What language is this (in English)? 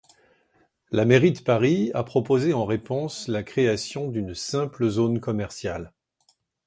French